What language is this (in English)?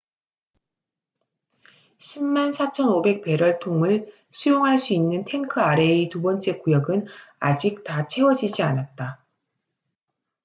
Korean